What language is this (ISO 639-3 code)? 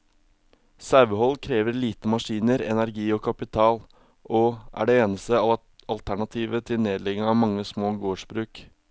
nor